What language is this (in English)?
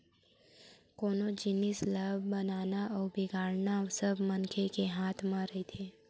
Chhattisgarhi